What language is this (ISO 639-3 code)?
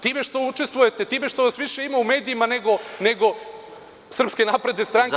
srp